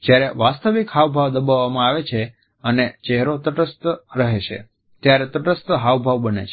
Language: Gujarati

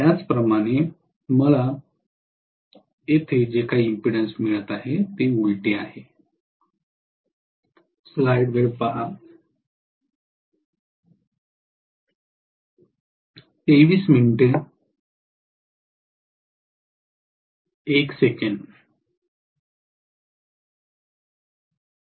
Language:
Marathi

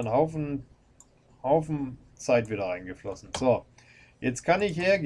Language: German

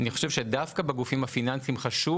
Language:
Hebrew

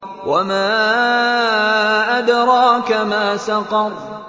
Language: Arabic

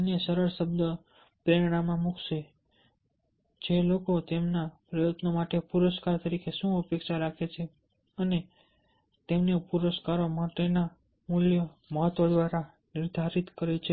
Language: Gujarati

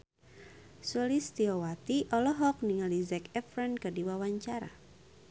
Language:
Sundanese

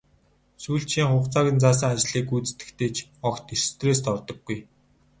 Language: Mongolian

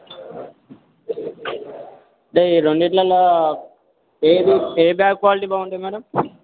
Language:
Telugu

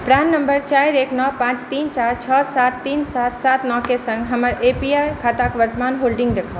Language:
Maithili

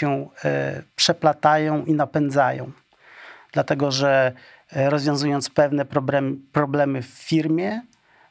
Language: Polish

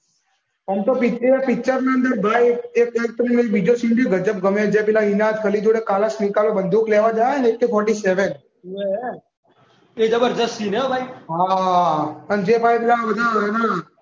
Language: Gujarati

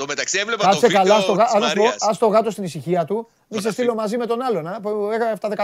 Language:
Greek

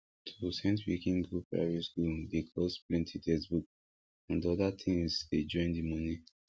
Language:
Nigerian Pidgin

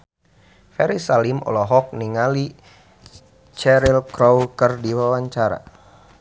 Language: Sundanese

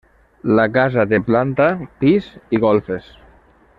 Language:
Catalan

